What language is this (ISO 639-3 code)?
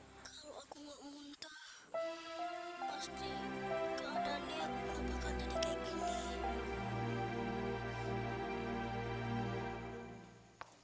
ind